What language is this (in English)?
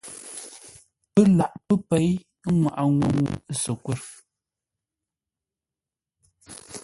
Ngombale